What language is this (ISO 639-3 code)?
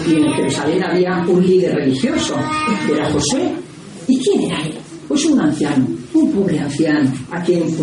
spa